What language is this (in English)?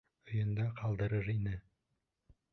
Bashkir